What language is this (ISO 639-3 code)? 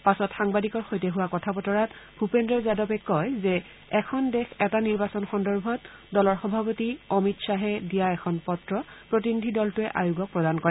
asm